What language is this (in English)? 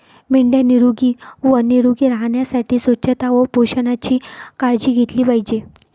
Marathi